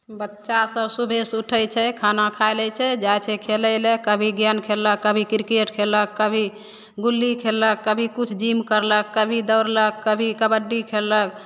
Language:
Maithili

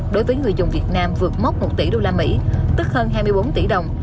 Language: Vietnamese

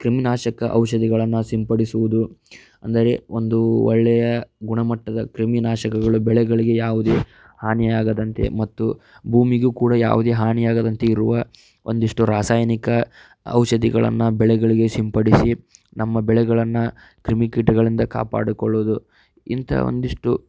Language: Kannada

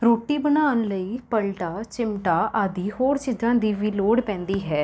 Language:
Punjabi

